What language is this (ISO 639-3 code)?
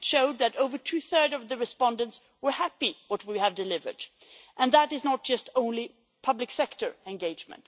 eng